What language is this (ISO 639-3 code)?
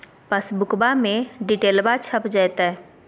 mag